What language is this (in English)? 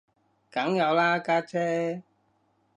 Cantonese